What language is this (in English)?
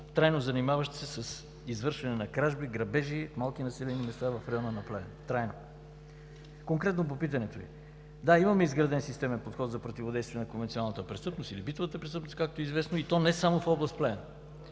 Bulgarian